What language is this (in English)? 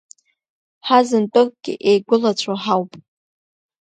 Abkhazian